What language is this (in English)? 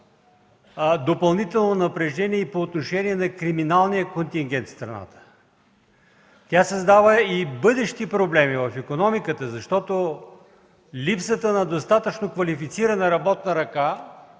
Bulgarian